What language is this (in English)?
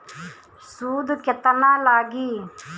Bhojpuri